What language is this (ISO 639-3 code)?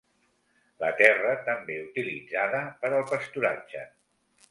cat